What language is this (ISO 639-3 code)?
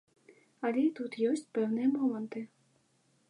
bel